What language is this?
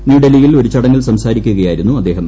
Malayalam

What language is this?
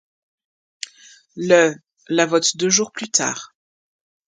French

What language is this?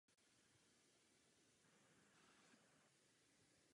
Czech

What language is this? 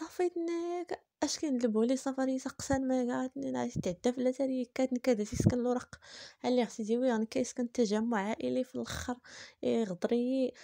Arabic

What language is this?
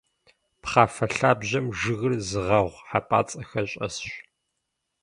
Kabardian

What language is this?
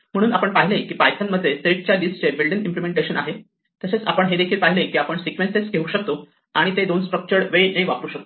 Marathi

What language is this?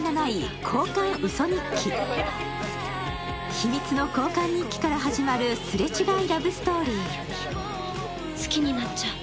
Japanese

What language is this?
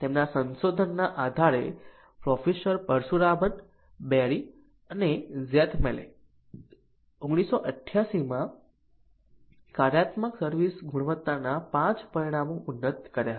Gujarati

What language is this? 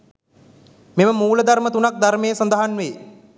Sinhala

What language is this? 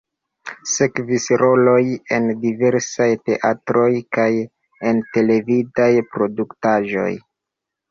Esperanto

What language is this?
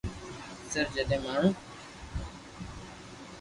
Loarki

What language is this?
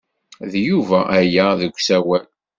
Kabyle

